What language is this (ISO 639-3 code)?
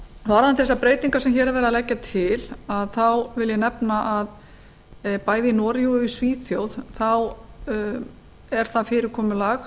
isl